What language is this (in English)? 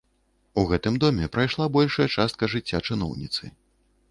Belarusian